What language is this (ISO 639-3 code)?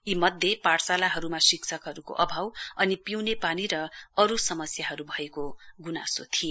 nep